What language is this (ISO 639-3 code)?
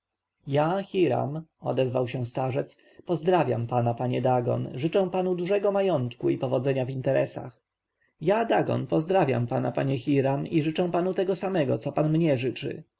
pol